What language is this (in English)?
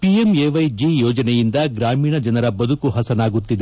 Kannada